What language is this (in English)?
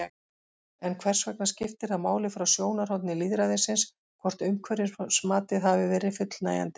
Icelandic